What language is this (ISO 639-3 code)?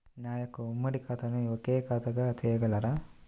tel